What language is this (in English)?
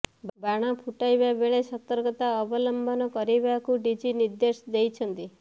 Odia